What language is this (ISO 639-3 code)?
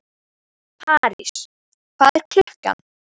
isl